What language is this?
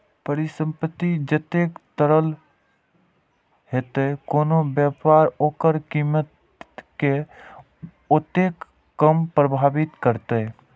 Maithili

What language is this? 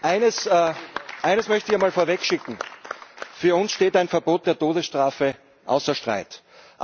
German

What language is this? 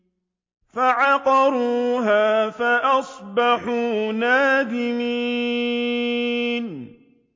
Arabic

